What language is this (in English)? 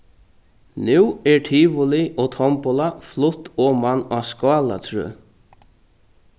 Faroese